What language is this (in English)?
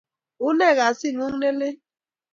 Kalenjin